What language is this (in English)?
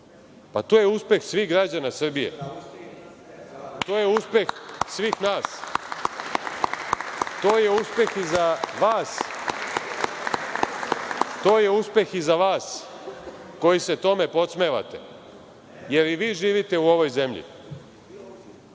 Serbian